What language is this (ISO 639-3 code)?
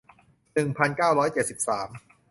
tha